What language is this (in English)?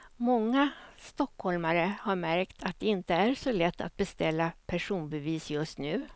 Swedish